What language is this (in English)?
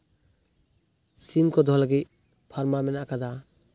Santali